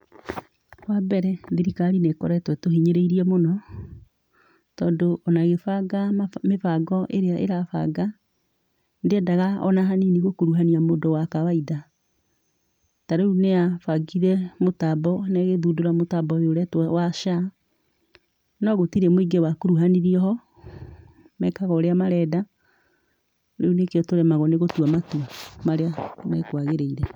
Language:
Kikuyu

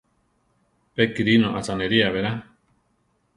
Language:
Central Tarahumara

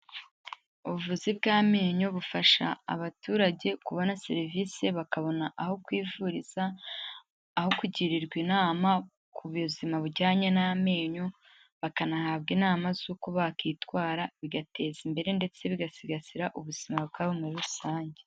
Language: Kinyarwanda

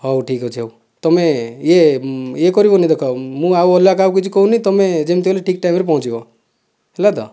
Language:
Odia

